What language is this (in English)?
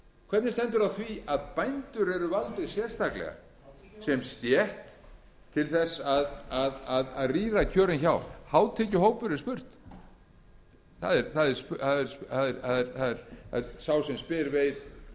Icelandic